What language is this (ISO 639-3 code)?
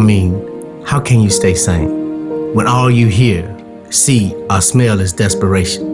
eng